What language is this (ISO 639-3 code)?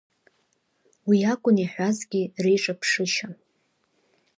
abk